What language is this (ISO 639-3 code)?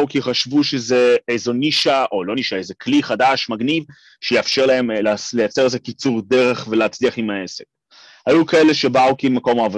heb